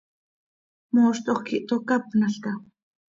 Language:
Seri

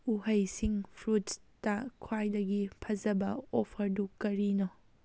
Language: Manipuri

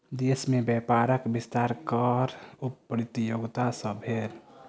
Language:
Maithili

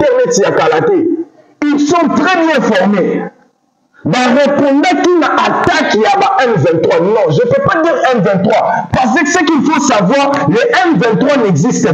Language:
French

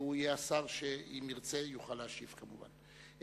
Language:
Hebrew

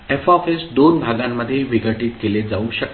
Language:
Marathi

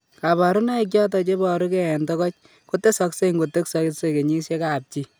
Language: Kalenjin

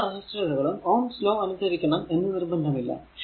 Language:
Malayalam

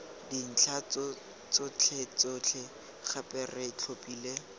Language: Tswana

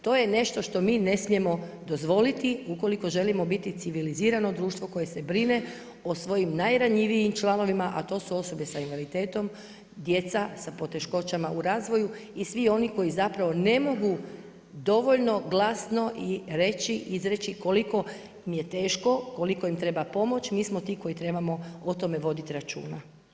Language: Croatian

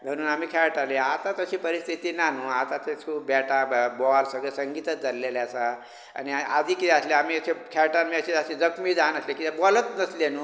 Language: Konkani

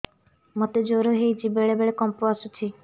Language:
Odia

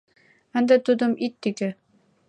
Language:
Mari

